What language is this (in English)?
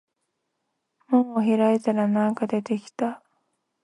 Japanese